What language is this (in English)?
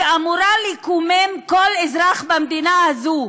Hebrew